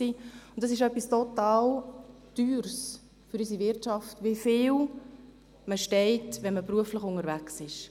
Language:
Swiss German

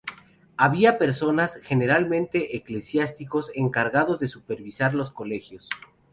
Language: Spanish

